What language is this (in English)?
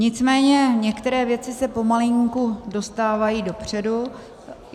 Czech